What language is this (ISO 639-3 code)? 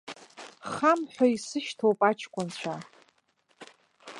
abk